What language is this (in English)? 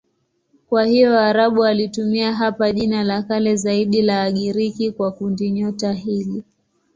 Swahili